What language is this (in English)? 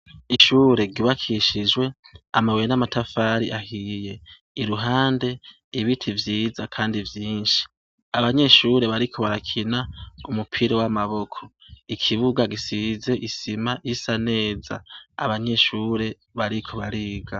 Rundi